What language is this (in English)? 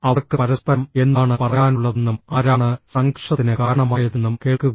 Malayalam